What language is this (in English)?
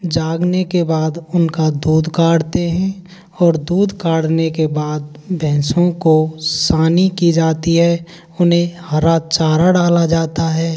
Hindi